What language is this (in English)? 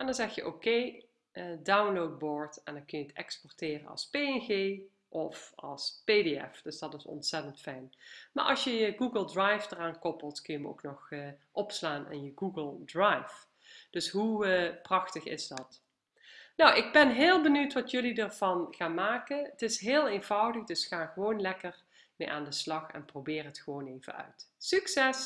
Dutch